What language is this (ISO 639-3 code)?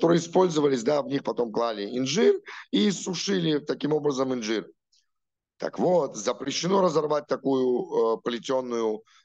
rus